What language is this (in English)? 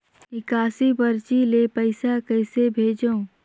Chhattisgarhi